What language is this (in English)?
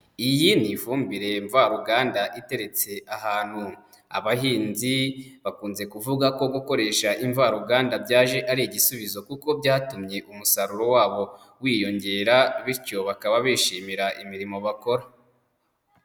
Kinyarwanda